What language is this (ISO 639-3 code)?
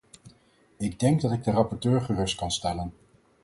nld